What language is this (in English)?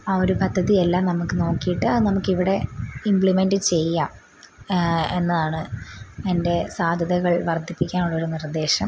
Malayalam